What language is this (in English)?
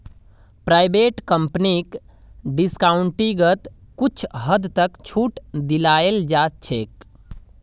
Magahi